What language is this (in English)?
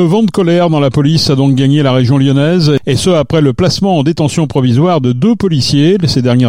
French